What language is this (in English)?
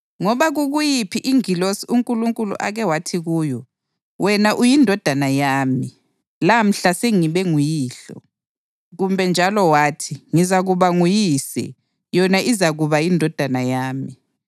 North Ndebele